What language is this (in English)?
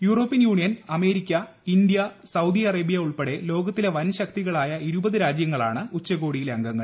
Malayalam